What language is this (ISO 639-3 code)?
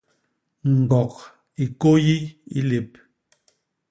bas